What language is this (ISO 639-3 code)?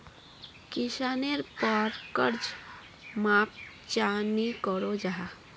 mag